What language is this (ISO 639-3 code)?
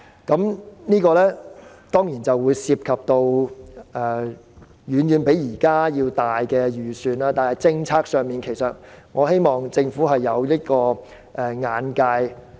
yue